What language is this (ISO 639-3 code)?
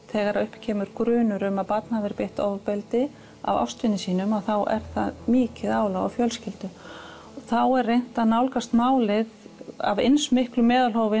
isl